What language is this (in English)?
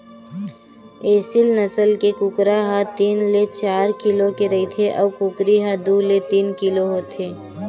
Chhattisgarhi